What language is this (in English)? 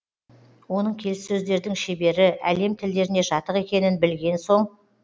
Kazakh